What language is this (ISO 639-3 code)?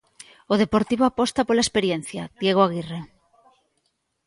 glg